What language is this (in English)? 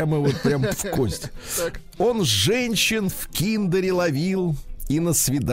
Russian